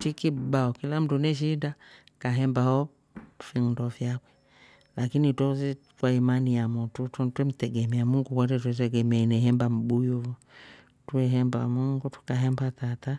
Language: Rombo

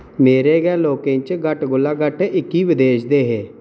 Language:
Dogri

